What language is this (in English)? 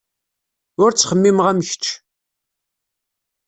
Kabyle